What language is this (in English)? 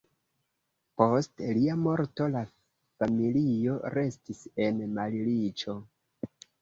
Esperanto